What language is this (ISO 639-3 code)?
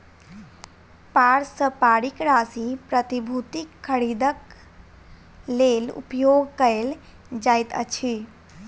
mai